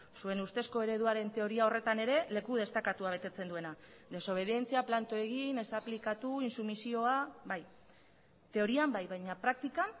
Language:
Basque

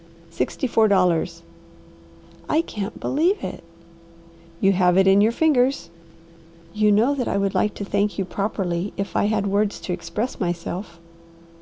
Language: English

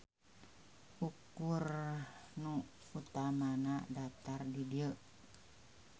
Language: Sundanese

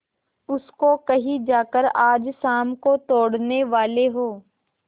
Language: Hindi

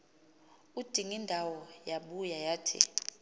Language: Xhosa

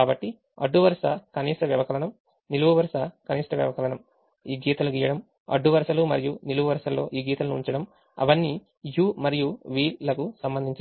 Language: Telugu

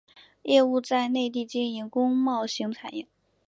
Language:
Chinese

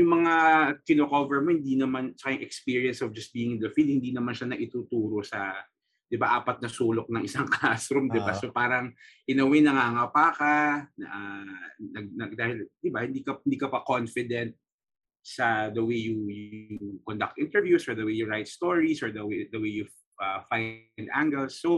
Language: Filipino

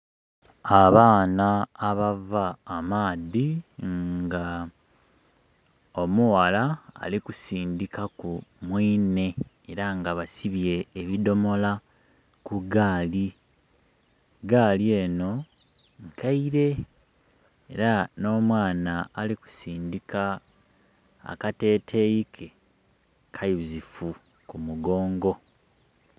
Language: Soga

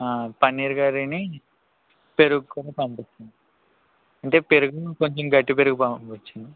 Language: Telugu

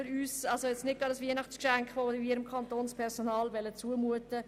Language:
Swiss German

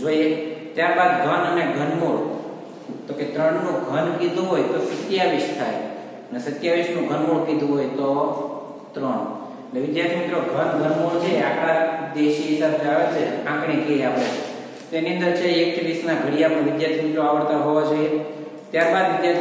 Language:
Indonesian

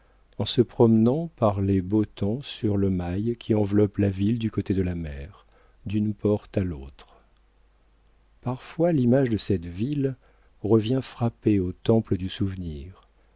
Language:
French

